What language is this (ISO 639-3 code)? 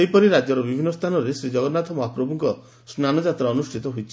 ori